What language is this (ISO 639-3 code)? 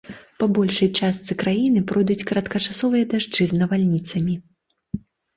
bel